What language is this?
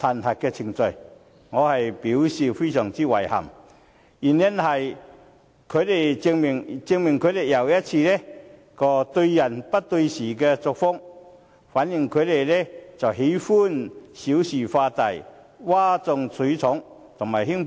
Cantonese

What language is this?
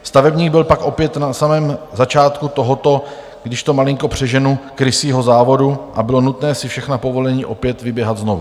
Czech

